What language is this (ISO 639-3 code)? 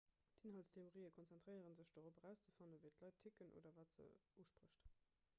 ltz